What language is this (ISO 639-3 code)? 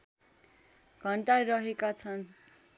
nep